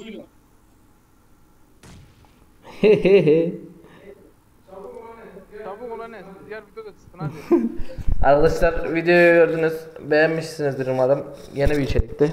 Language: Turkish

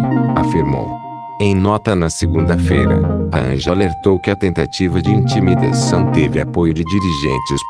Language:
Portuguese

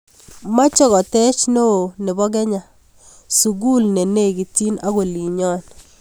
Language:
Kalenjin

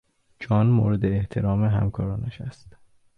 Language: Persian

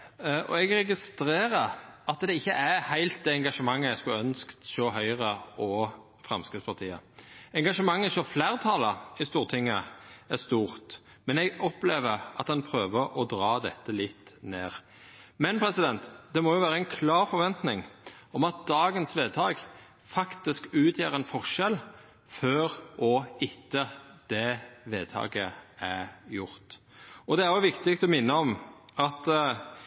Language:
Norwegian Nynorsk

